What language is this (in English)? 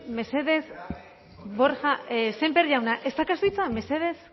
Basque